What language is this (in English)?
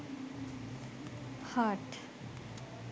Sinhala